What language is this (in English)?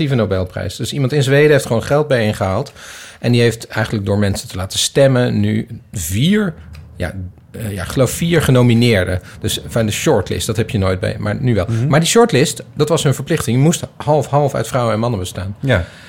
Dutch